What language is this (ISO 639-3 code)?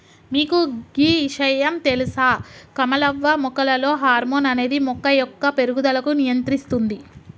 tel